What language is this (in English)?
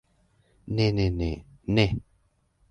Esperanto